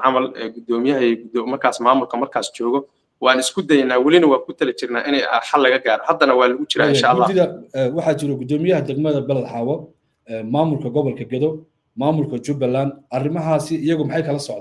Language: Arabic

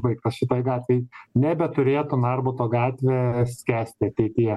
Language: Lithuanian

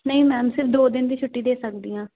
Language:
Punjabi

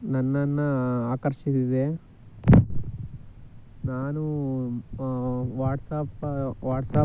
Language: Kannada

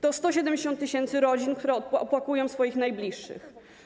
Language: Polish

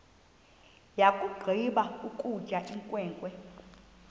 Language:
Xhosa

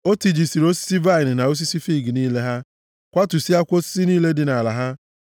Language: Igbo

